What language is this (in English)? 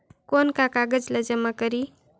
Chhattisgarhi